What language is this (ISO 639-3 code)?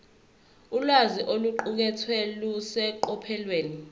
zul